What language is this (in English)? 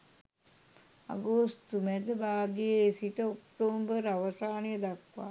Sinhala